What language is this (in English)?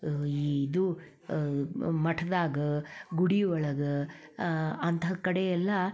Kannada